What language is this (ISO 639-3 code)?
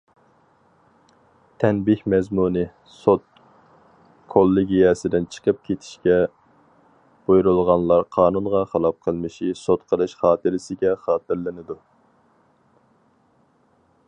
uig